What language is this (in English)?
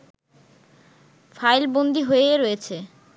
Bangla